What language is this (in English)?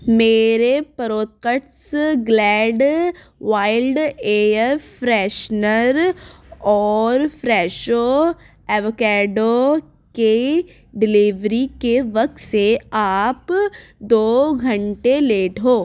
Urdu